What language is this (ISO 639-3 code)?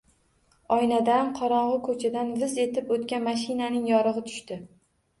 uzb